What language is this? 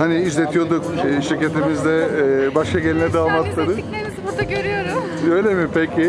Turkish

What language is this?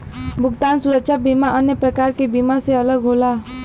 Bhojpuri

